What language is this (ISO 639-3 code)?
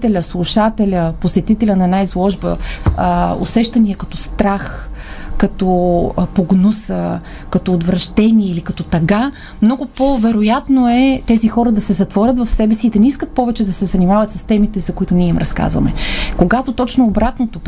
bul